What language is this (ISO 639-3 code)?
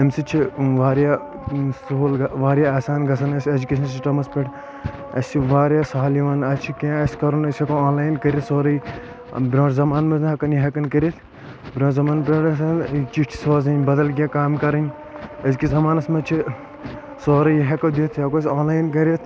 kas